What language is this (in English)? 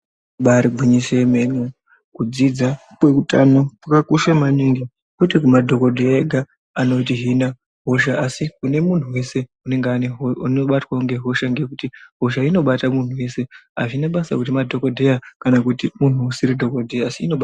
Ndau